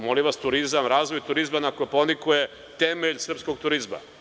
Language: Serbian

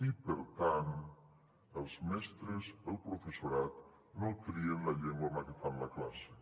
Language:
Catalan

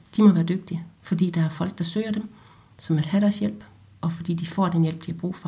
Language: Danish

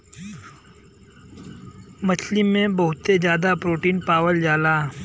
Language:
Bhojpuri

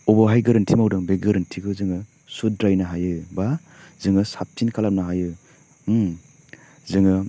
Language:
Bodo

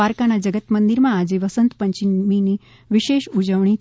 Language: Gujarati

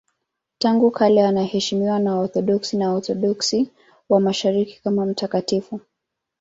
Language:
Swahili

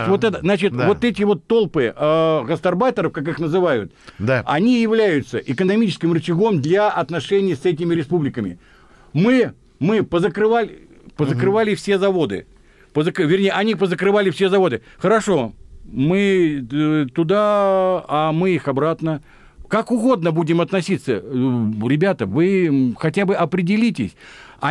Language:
Russian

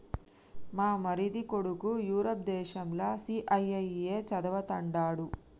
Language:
Telugu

